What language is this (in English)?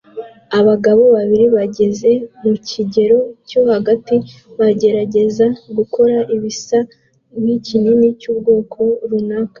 Kinyarwanda